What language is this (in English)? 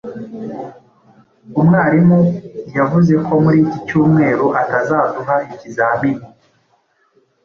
Kinyarwanda